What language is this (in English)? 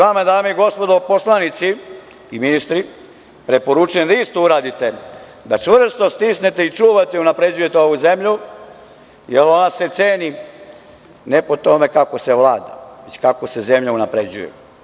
Serbian